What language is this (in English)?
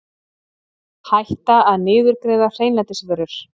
Icelandic